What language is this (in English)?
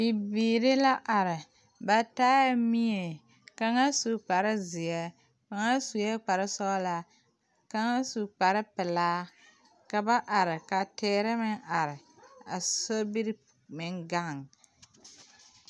Southern Dagaare